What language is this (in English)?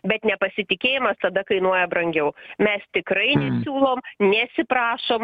Lithuanian